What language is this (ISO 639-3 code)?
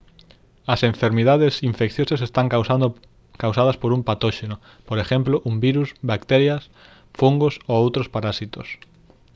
glg